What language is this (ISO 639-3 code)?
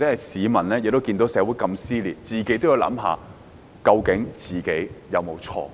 yue